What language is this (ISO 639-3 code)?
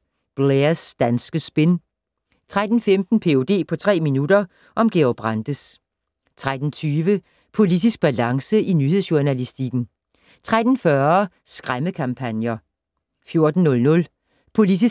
dan